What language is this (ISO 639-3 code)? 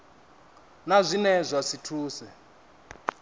ven